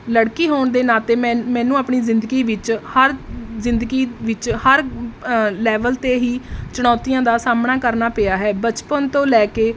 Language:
Punjabi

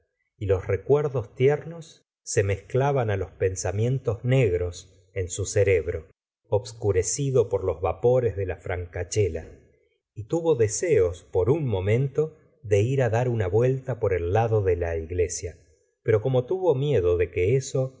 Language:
Spanish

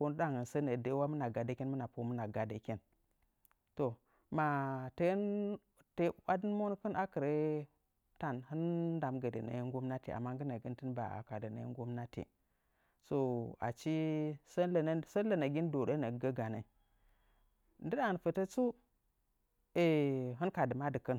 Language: Nzanyi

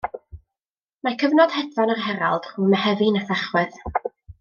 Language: Welsh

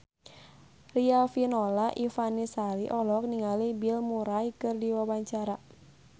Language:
Sundanese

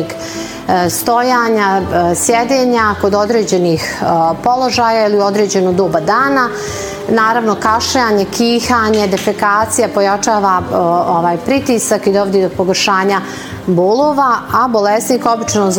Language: Croatian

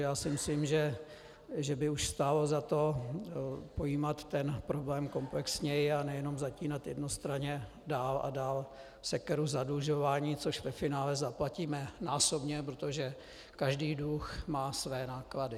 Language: Czech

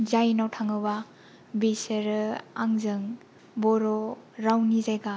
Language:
Bodo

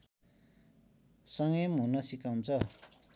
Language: Nepali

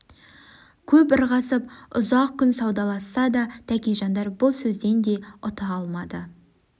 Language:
Kazakh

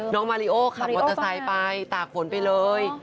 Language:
Thai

